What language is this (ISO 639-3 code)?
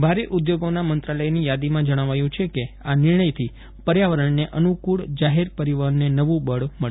guj